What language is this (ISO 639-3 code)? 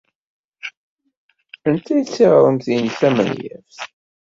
kab